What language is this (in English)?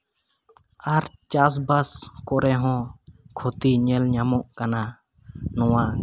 Santali